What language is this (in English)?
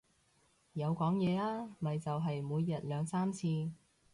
Cantonese